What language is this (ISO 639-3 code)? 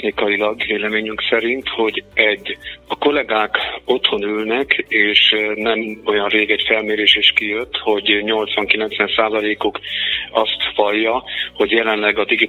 hun